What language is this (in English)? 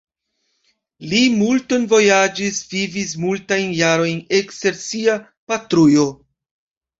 Esperanto